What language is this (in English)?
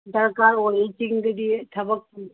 Manipuri